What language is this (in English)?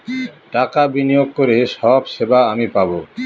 Bangla